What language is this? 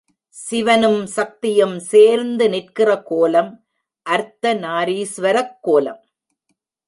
Tamil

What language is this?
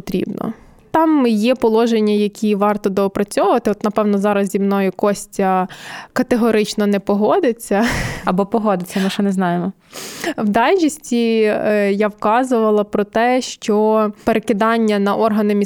Ukrainian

